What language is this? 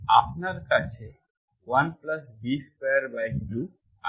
Bangla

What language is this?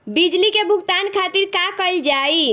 Bhojpuri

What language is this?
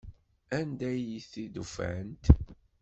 Kabyle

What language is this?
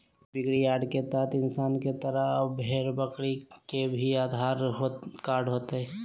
Magahi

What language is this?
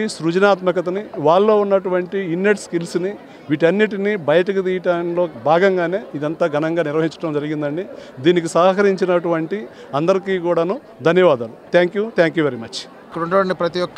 Telugu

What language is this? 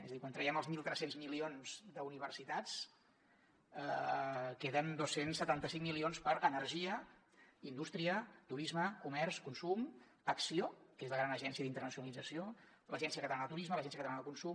Catalan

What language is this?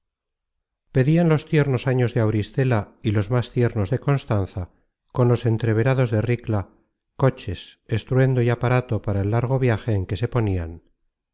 Spanish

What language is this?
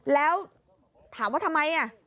Thai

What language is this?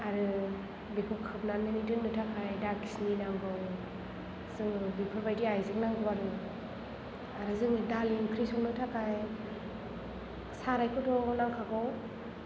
Bodo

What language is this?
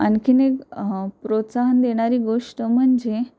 Marathi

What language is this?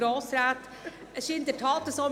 Swiss German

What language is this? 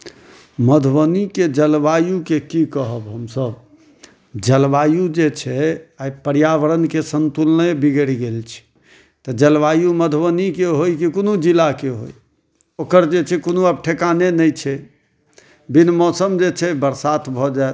Maithili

